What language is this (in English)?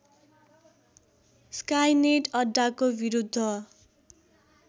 Nepali